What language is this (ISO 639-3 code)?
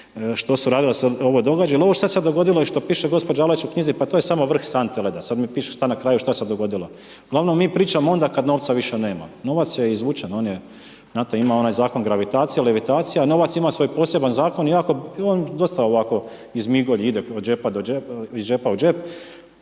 hrv